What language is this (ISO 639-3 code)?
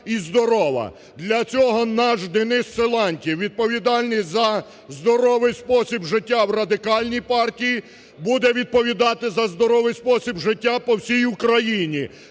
ukr